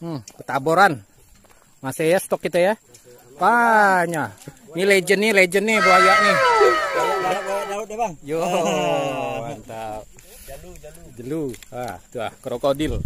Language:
Indonesian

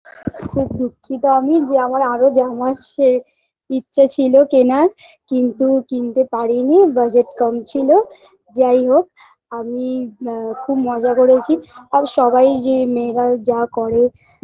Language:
Bangla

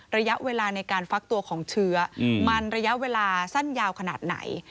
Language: Thai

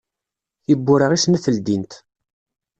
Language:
Kabyle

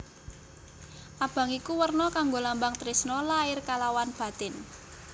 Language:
Javanese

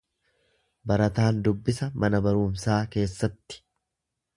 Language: Oromo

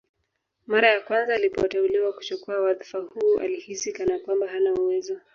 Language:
Swahili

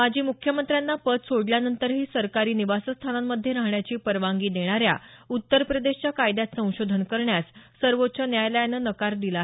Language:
Marathi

